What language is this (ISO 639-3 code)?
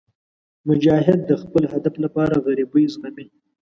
pus